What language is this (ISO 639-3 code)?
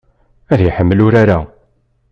kab